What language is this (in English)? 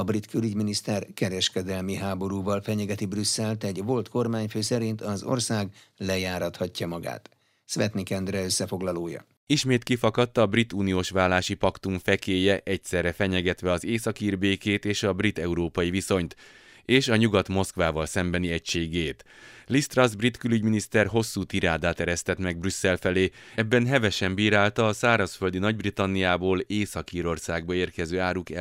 Hungarian